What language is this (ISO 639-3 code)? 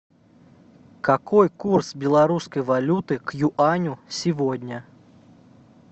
rus